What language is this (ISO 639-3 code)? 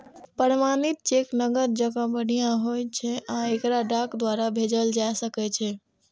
mai